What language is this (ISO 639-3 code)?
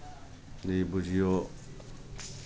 mai